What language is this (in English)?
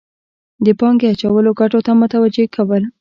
Pashto